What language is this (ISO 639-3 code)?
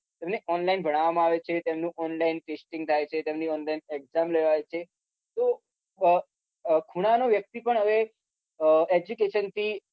guj